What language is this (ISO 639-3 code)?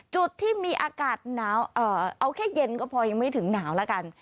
tha